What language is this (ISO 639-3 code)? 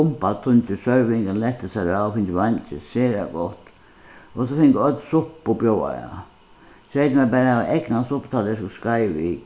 fao